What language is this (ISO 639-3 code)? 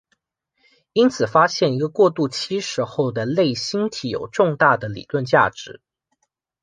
zho